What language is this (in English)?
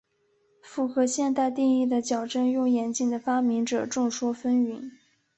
Chinese